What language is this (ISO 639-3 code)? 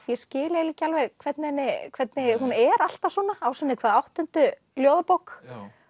isl